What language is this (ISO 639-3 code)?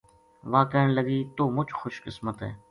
gju